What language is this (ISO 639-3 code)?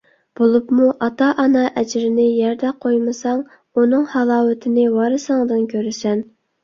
uig